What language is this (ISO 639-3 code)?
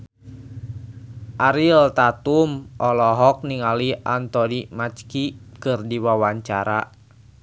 sun